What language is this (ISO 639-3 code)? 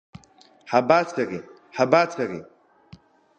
abk